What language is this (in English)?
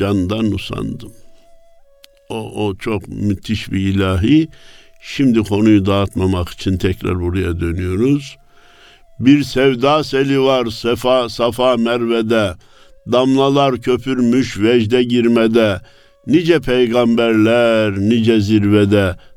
Turkish